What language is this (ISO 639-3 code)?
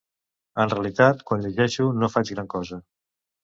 cat